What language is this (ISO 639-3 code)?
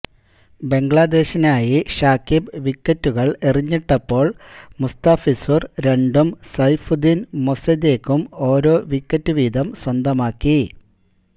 mal